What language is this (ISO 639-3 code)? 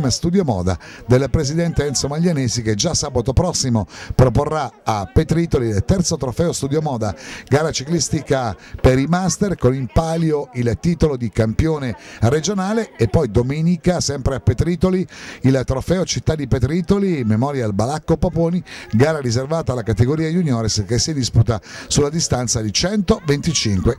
ita